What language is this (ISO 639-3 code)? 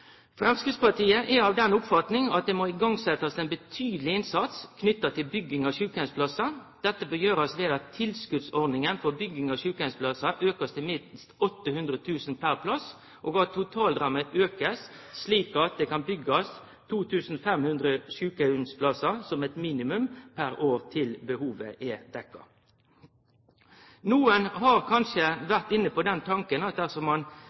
nno